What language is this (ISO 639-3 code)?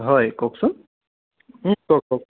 asm